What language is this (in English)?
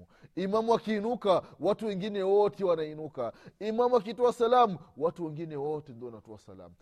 Swahili